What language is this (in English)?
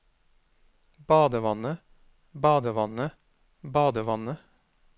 Norwegian